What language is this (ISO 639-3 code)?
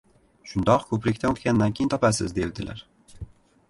uzb